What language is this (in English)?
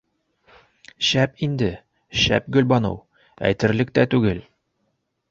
Bashkir